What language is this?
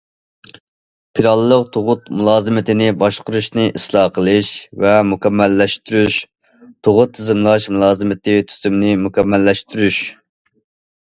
Uyghur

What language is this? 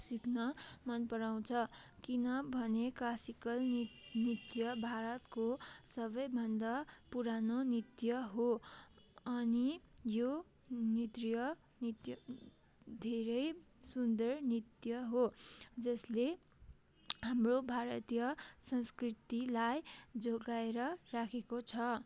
Nepali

